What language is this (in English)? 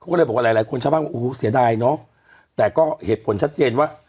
Thai